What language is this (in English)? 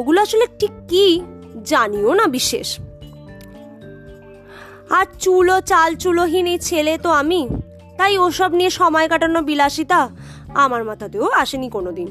Bangla